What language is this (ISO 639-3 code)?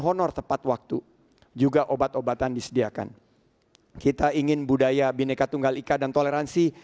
ind